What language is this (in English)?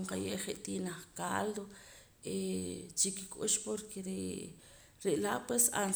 Poqomam